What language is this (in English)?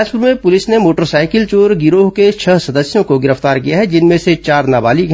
Hindi